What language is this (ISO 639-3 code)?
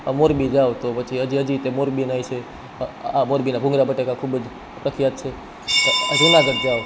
guj